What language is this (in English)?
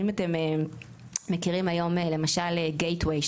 Hebrew